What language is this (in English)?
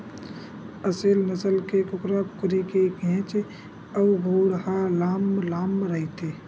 Chhattisgarhi